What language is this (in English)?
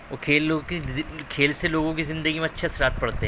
Urdu